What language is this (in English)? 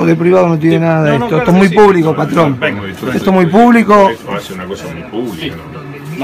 Spanish